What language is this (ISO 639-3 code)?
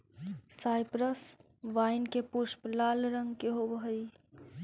mag